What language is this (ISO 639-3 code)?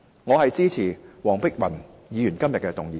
yue